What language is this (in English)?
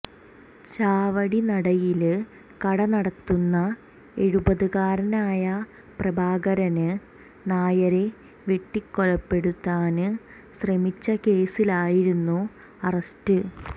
Malayalam